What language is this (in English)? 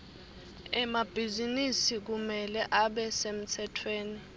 Swati